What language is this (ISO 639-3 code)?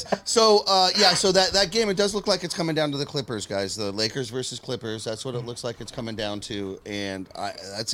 eng